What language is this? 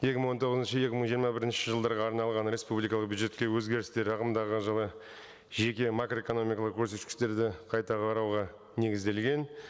Kazakh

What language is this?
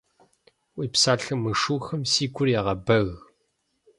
Kabardian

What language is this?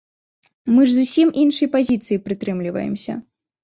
Belarusian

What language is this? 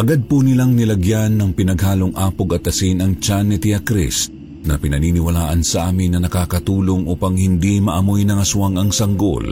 Filipino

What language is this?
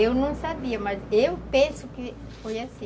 Portuguese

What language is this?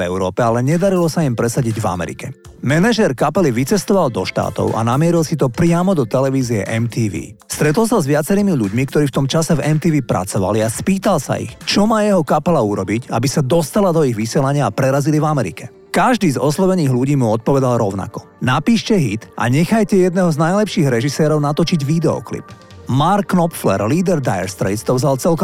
Slovak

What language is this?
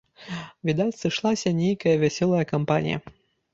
Belarusian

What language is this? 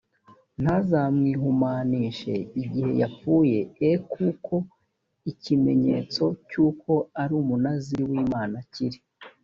Kinyarwanda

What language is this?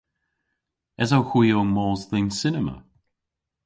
Cornish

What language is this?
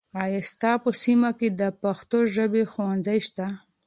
Pashto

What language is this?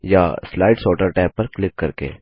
Hindi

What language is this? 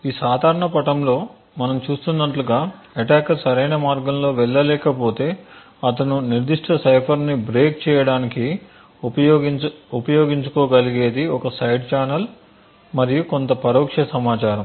Telugu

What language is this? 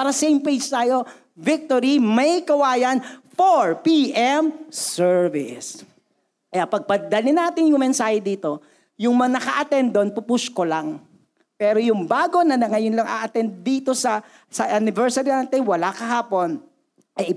Filipino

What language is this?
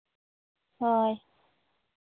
Santali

